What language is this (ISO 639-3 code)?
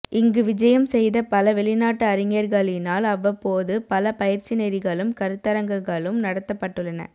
tam